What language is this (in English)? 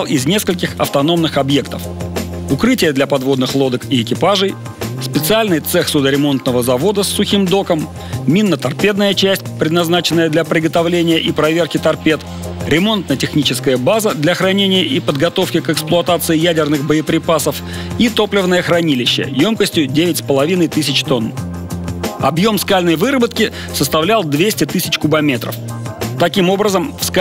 Russian